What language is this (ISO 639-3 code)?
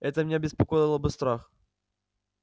rus